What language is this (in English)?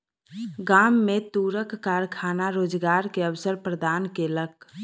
Maithili